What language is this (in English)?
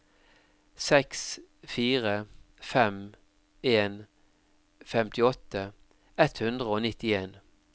Norwegian